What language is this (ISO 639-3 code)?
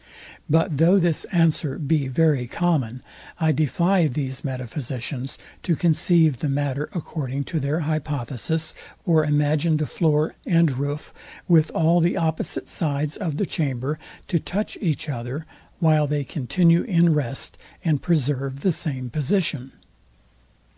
eng